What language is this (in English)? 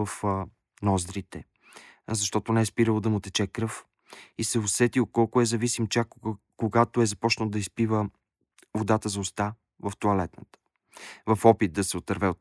Bulgarian